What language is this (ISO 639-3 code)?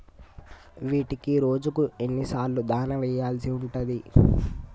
tel